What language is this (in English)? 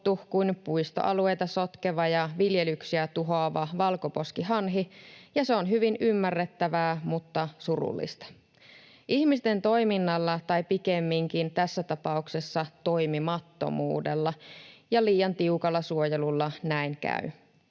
Finnish